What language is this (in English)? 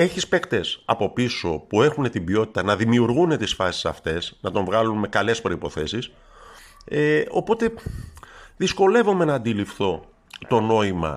Greek